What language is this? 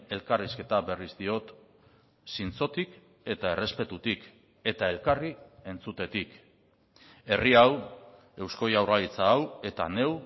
Basque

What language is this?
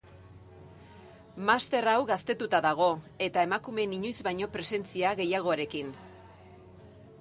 Basque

